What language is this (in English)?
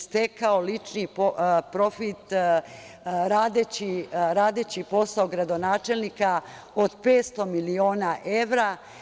Serbian